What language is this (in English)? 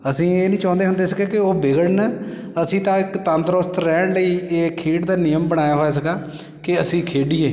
Punjabi